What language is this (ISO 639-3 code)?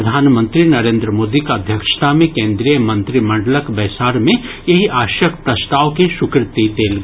mai